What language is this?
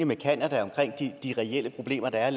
Danish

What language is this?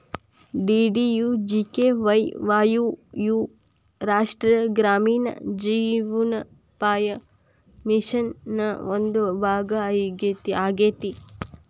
Kannada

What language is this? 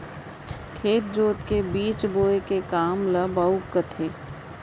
Chhattisgarhi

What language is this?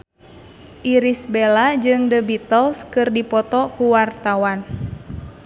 Sundanese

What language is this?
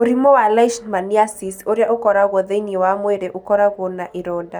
Kikuyu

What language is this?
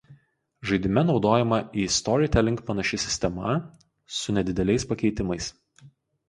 Lithuanian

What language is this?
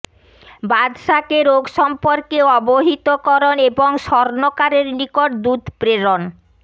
Bangla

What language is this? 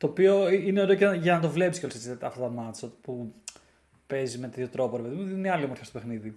Greek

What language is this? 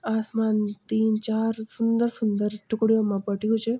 Garhwali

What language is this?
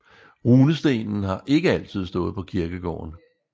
Danish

